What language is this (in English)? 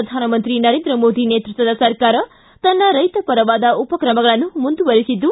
Kannada